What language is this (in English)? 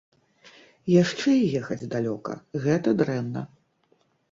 Belarusian